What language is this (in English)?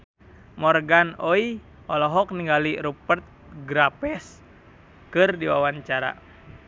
Sundanese